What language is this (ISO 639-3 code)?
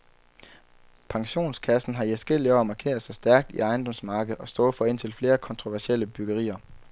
dan